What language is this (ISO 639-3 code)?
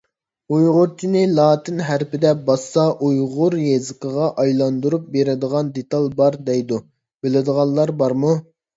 uig